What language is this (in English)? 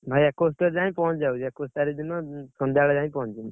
Odia